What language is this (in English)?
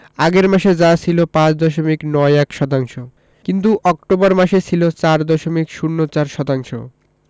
Bangla